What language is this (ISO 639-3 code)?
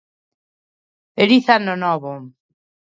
glg